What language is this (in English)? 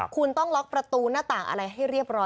Thai